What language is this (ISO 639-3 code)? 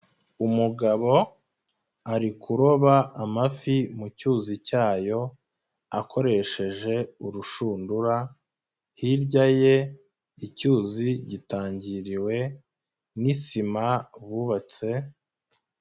kin